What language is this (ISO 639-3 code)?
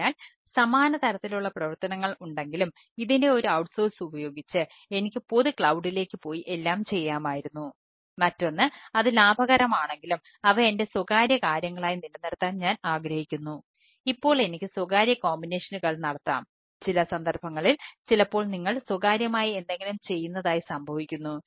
mal